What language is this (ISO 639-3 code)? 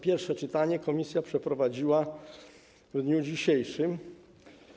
pol